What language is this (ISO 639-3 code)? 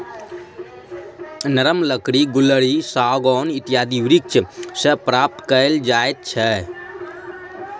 mai